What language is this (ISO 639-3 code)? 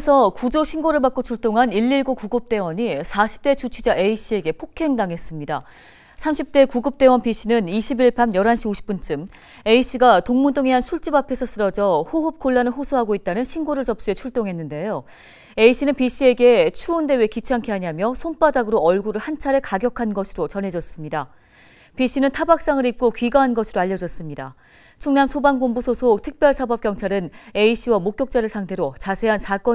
kor